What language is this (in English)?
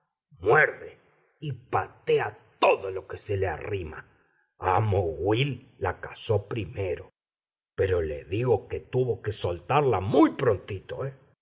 Spanish